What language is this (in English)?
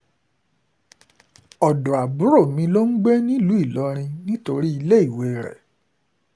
Yoruba